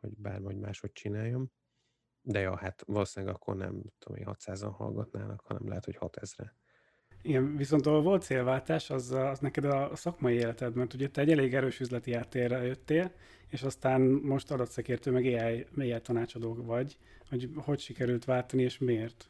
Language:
Hungarian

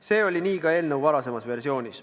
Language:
Estonian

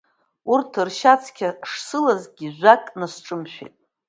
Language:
Abkhazian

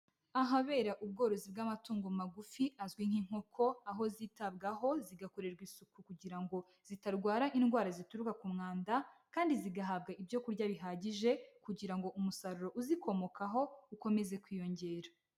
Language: Kinyarwanda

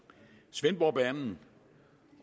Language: Danish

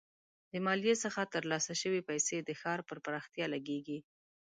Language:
Pashto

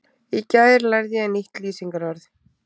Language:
Icelandic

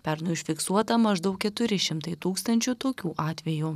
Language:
Lithuanian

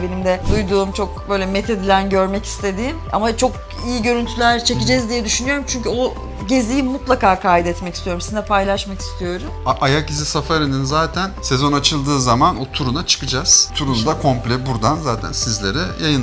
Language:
Turkish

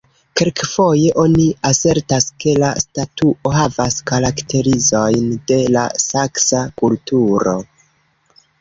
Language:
Esperanto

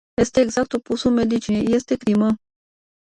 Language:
Romanian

